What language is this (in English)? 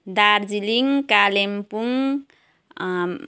Nepali